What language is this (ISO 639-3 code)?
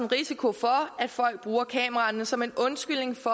dan